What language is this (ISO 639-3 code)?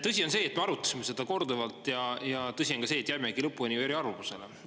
est